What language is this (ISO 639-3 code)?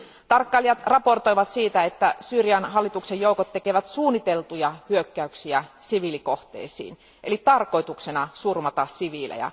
fin